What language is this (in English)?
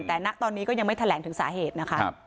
Thai